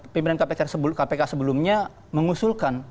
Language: Indonesian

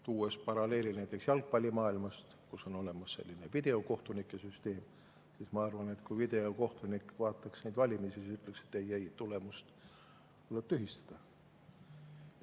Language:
Estonian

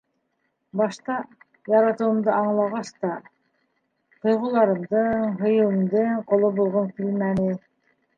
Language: Bashkir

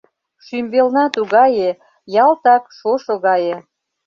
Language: Mari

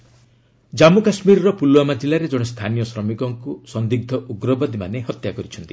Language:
Odia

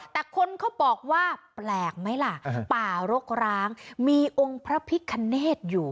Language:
Thai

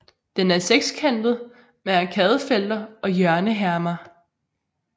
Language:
Danish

